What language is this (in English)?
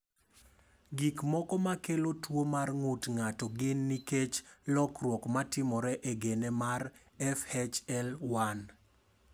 Luo (Kenya and Tanzania)